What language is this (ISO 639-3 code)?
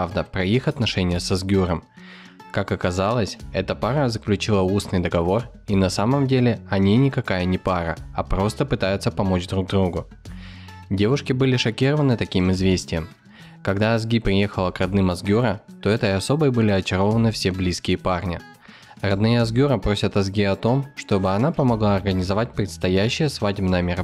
rus